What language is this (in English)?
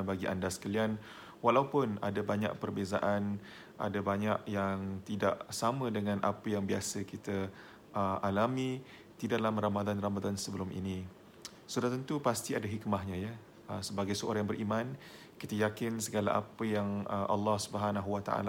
Malay